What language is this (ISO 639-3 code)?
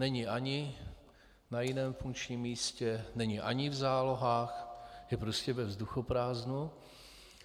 ces